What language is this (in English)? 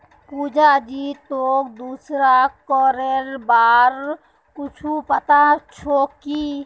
Magahi